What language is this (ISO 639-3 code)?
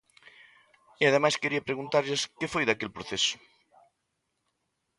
glg